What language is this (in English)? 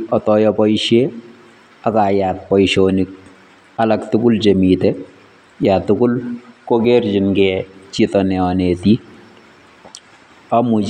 Kalenjin